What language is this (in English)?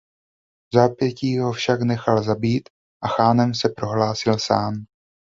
Czech